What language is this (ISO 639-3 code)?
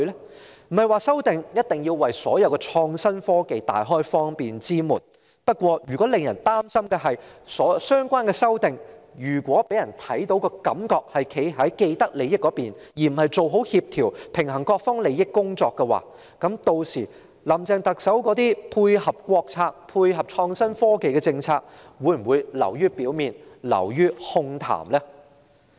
yue